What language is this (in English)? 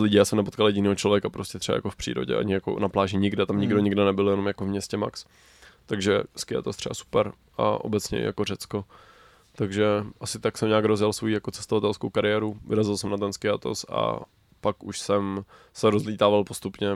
Czech